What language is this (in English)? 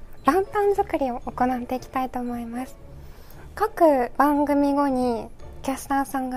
Japanese